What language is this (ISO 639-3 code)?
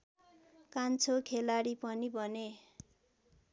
nep